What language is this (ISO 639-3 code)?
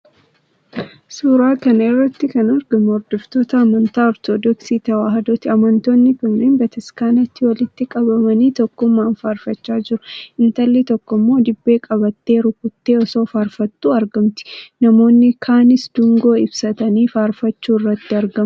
orm